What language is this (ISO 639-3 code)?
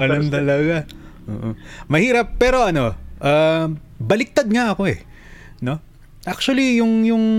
fil